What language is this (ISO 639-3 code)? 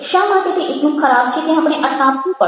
guj